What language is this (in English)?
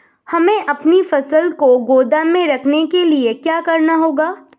Hindi